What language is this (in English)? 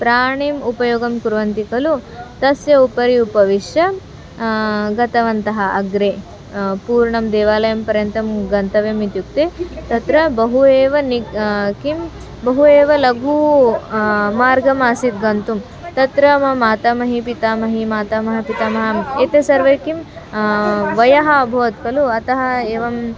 Sanskrit